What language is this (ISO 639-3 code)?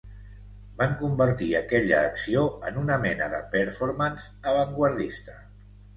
cat